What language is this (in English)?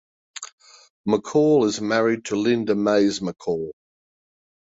English